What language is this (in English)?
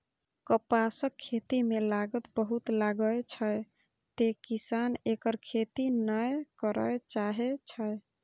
Maithili